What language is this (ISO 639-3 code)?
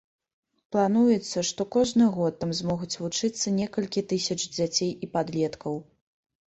bel